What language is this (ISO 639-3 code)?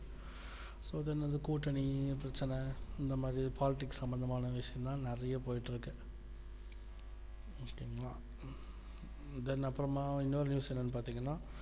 tam